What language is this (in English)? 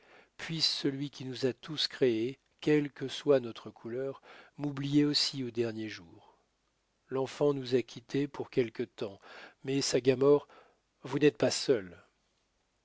French